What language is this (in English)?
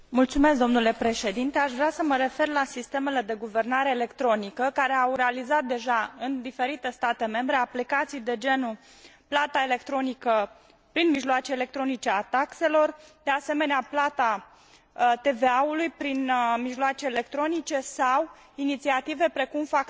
Romanian